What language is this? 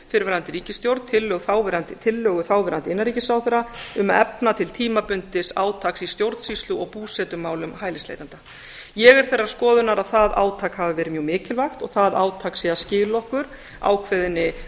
Icelandic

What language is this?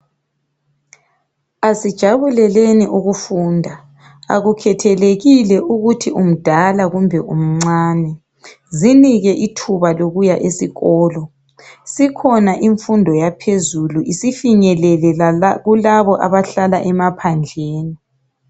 North Ndebele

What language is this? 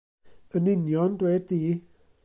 Welsh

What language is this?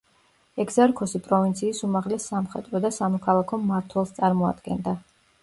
Georgian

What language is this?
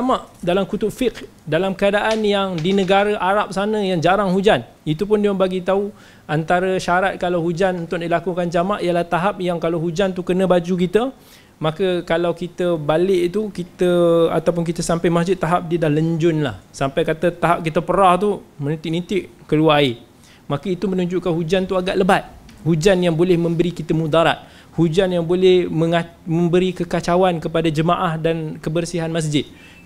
Malay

